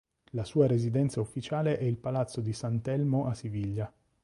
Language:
Italian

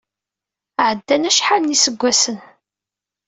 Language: Kabyle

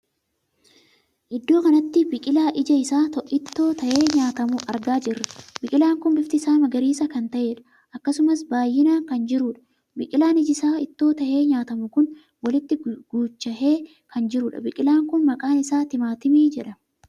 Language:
Oromo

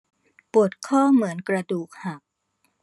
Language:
Thai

